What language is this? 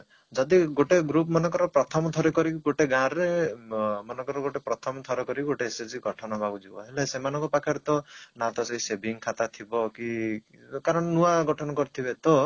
Odia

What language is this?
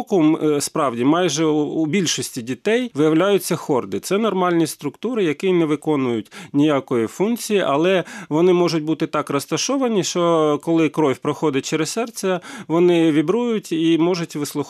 Ukrainian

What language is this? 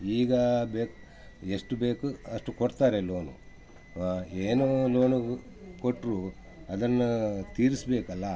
Kannada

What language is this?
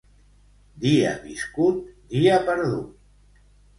Catalan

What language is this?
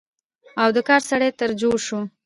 Pashto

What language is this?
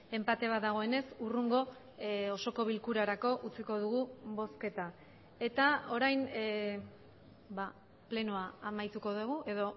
Basque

